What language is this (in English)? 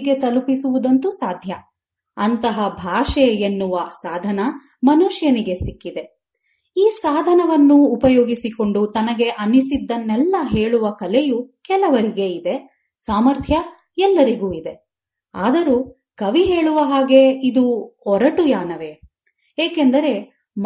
Kannada